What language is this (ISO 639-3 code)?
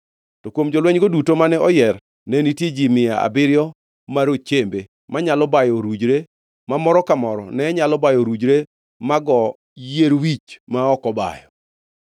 luo